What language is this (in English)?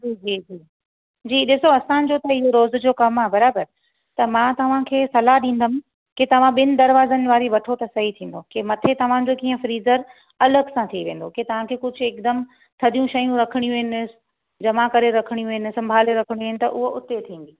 Sindhi